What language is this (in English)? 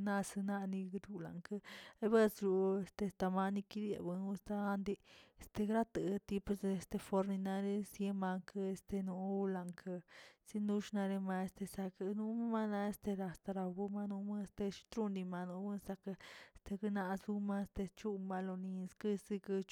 Tilquiapan Zapotec